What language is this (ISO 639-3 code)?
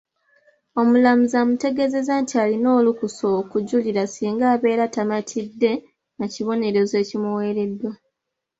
lug